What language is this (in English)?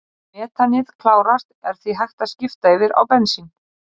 Icelandic